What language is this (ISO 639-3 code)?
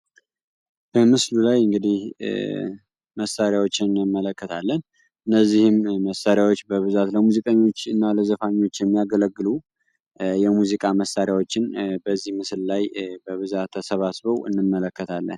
amh